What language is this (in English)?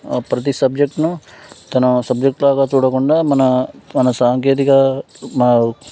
Telugu